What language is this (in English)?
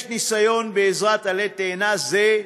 Hebrew